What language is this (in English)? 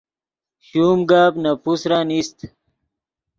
Yidgha